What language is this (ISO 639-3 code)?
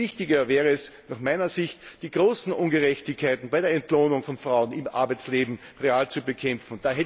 deu